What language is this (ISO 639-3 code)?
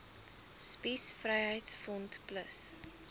afr